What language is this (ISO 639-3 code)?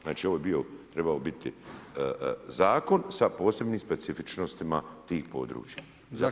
hrv